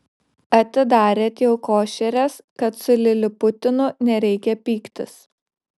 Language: Lithuanian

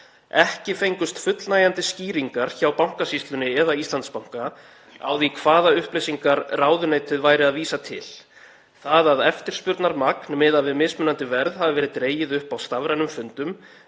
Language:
Icelandic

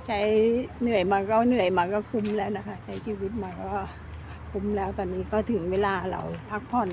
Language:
Thai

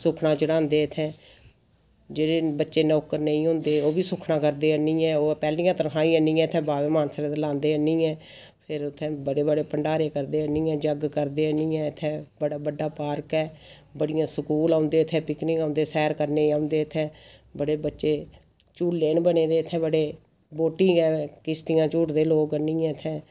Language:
Dogri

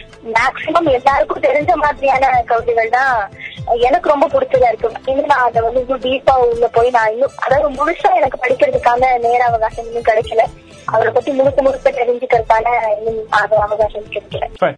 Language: Tamil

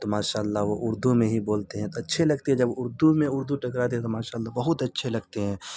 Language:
Urdu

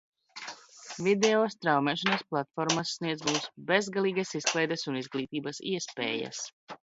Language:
Latvian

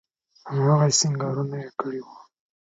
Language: Pashto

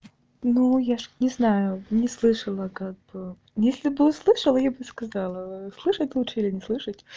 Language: Russian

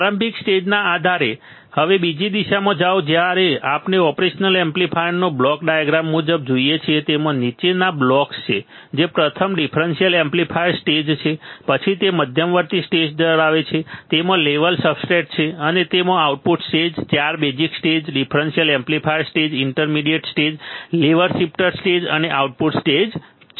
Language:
Gujarati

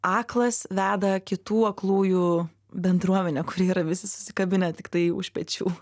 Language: Lithuanian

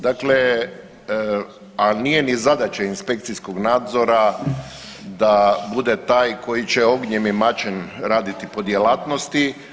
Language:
Croatian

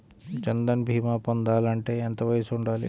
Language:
Telugu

